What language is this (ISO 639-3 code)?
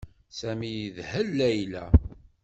kab